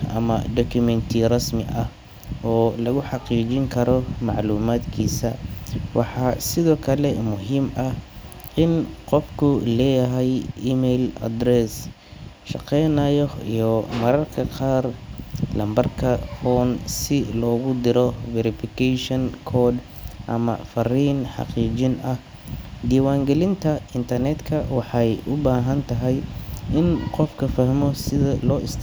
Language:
Somali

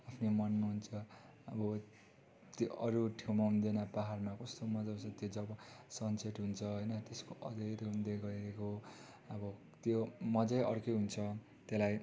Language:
Nepali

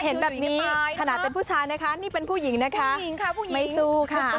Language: Thai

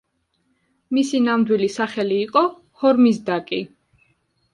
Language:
Georgian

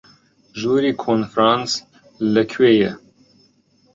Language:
Central Kurdish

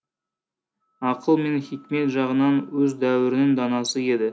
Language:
Kazakh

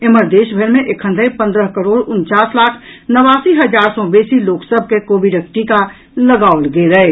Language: Maithili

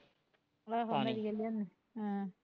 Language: Punjabi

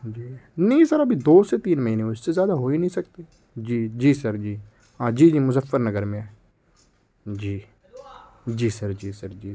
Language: Urdu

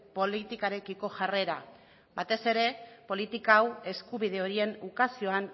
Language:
Basque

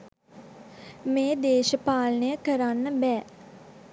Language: Sinhala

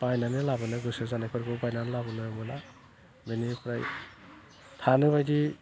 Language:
Bodo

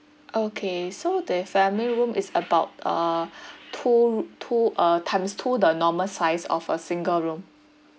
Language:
English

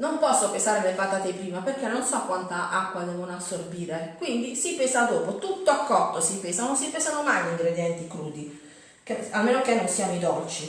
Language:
Italian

